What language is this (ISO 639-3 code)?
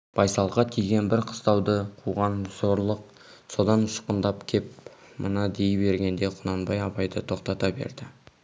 kaz